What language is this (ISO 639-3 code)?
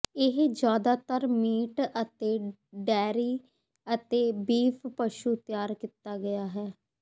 pan